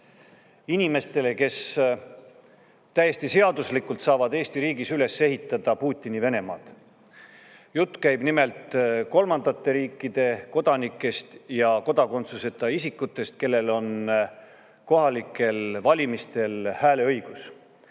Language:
Estonian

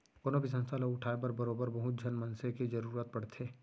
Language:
Chhattisgarhi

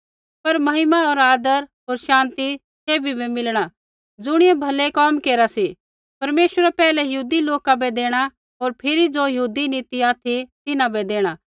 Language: Kullu Pahari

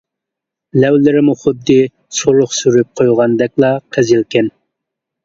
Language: Uyghur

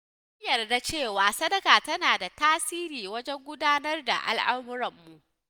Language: Hausa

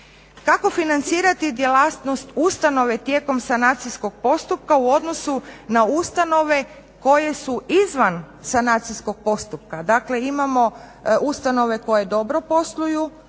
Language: Croatian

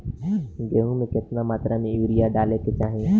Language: Bhojpuri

